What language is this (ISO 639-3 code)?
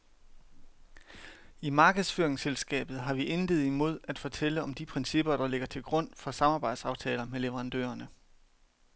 dan